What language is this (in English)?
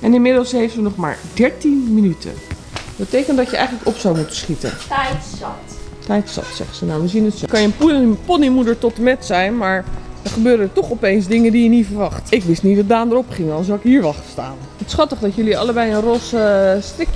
Dutch